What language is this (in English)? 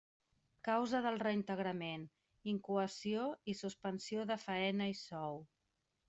Catalan